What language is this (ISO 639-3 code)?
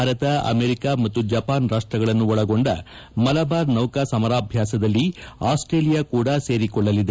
kan